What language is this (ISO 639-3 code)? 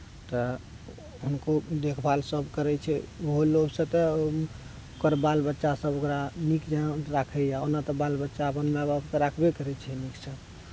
mai